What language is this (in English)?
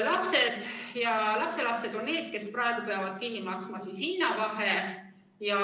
Estonian